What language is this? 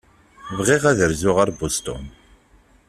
Kabyle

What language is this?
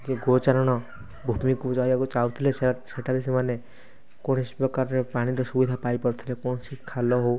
Odia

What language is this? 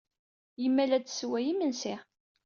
Kabyle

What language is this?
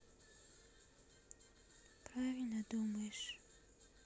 Russian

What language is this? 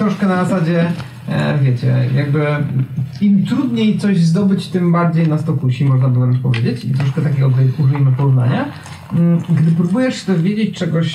Polish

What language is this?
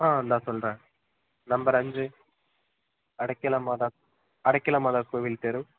Tamil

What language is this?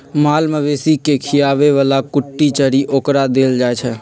Magahi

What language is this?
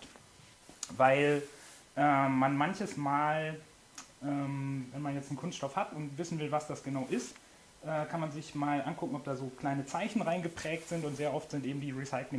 German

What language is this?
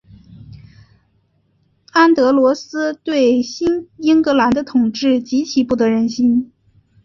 Chinese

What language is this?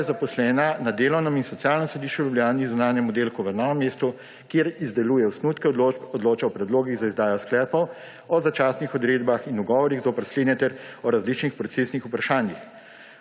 Slovenian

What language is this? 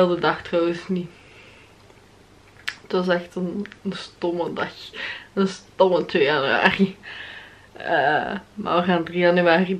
Dutch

